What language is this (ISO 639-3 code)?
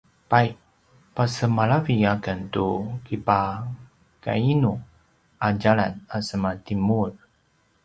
pwn